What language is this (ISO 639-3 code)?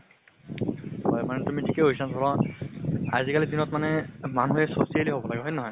asm